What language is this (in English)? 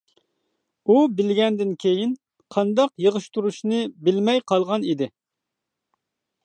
Uyghur